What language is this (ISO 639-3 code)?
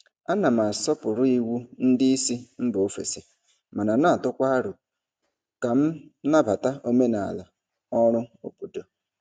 ibo